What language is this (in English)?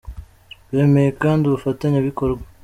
Kinyarwanda